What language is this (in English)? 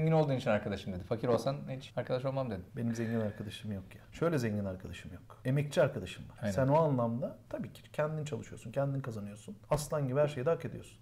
Turkish